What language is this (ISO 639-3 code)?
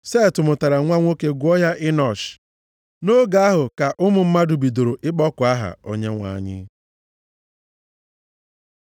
ibo